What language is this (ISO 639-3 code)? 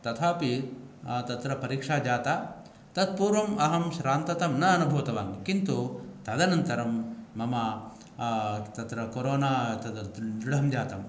san